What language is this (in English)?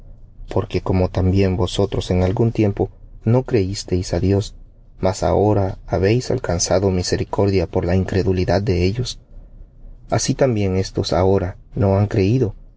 Spanish